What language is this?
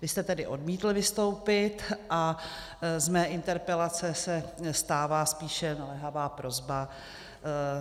Czech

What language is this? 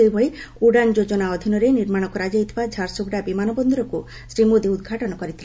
Odia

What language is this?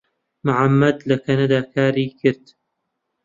Central Kurdish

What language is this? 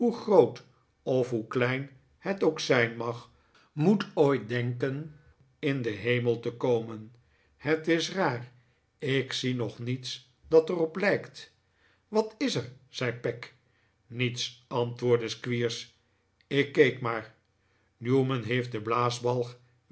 Dutch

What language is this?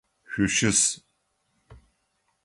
Adyghe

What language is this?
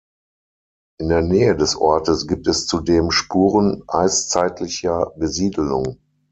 German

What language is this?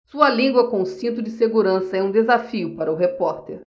Portuguese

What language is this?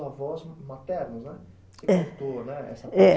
Portuguese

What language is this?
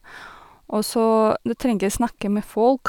Norwegian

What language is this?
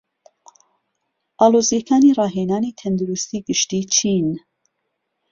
Central Kurdish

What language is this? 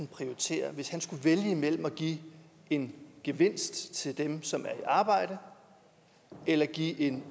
Danish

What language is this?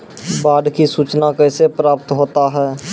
Maithili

